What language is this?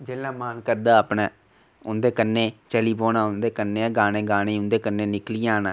Dogri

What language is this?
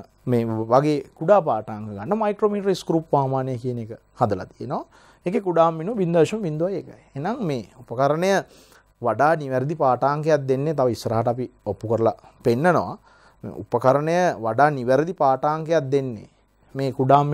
Hindi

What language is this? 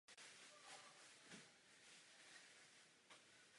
Czech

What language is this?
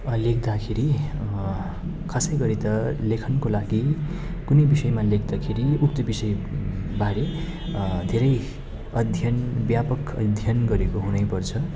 Nepali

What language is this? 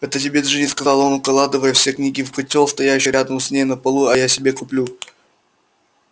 Russian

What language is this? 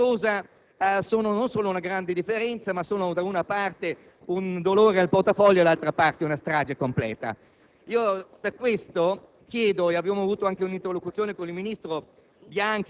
Italian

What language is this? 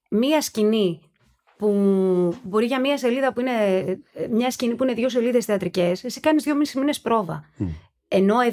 Greek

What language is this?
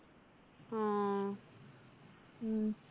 Malayalam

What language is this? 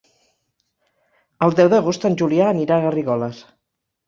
Catalan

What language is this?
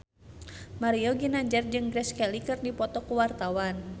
Sundanese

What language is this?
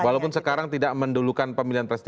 Indonesian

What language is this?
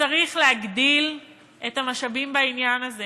Hebrew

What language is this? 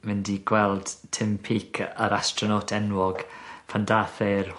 Welsh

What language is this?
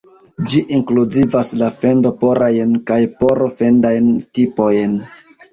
Esperanto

